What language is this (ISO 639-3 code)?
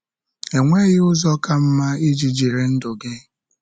ibo